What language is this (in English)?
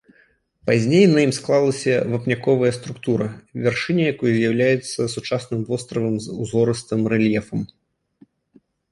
Belarusian